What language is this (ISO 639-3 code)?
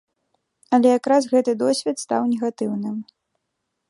bel